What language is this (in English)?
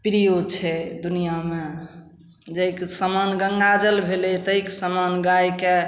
Maithili